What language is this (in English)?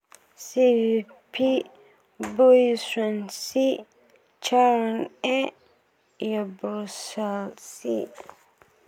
Somali